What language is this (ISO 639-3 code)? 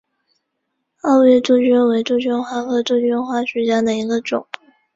zho